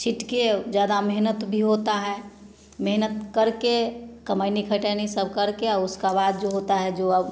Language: Hindi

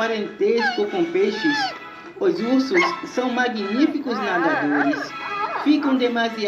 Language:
Portuguese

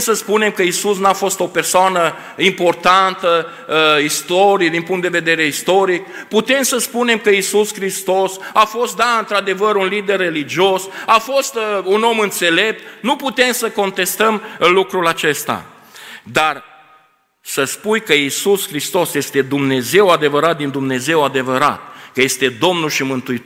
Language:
Romanian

